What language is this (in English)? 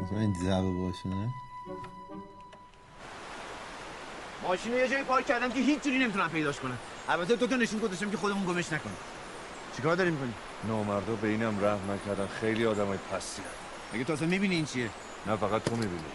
Persian